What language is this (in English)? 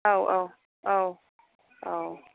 Bodo